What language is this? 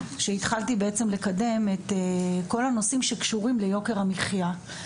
Hebrew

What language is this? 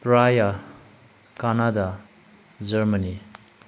Manipuri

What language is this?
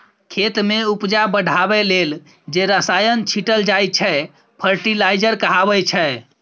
Maithili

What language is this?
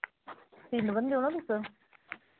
Dogri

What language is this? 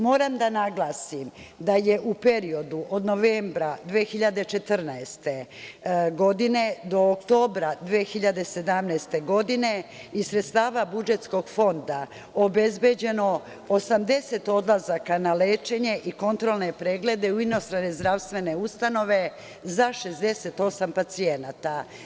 Serbian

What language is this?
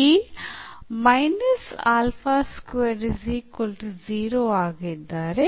Kannada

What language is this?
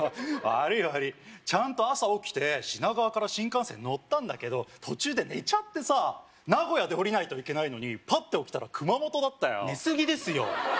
Japanese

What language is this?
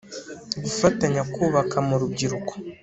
Kinyarwanda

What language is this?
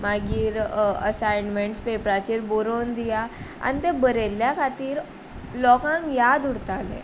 Konkani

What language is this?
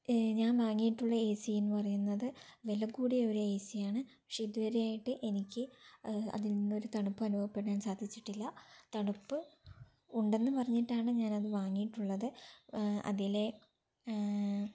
Malayalam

